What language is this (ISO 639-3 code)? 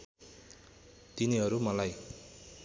nep